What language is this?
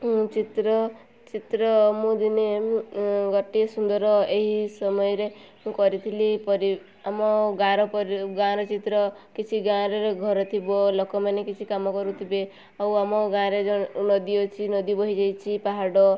Odia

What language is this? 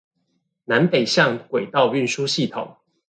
Chinese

